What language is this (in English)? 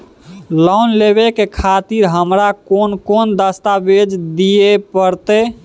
Maithili